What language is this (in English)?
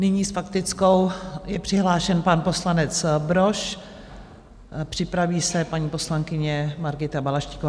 Czech